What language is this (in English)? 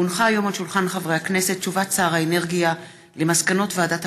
Hebrew